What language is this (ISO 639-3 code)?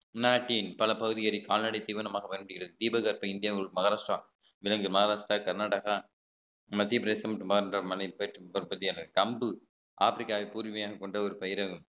tam